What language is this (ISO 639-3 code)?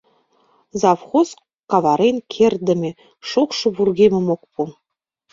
chm